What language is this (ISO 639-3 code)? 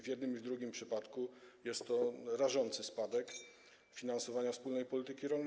pol